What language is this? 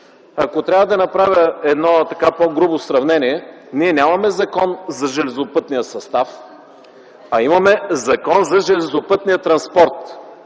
Bulgarian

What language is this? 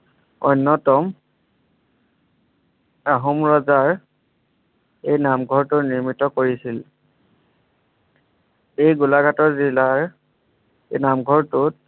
Assamese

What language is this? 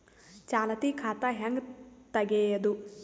Kannada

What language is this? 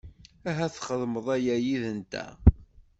Kabyle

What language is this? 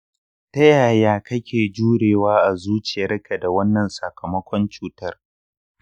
Hausa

